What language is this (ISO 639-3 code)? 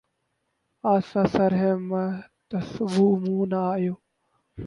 urd